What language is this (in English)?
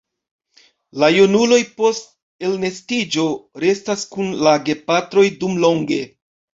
Esperanto